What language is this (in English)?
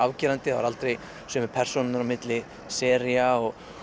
Icelandic